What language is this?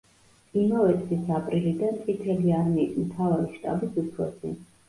Georgian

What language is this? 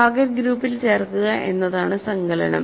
Malayalam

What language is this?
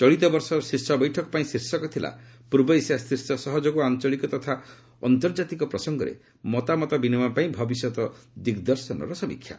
Odia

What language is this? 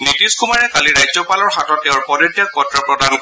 Assamese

